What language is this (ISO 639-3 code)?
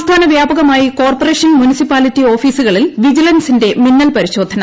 mal